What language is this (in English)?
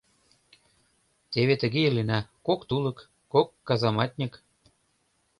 Mari